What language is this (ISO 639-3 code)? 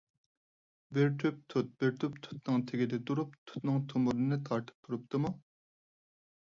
uig